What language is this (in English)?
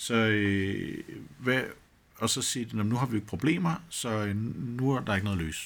Danish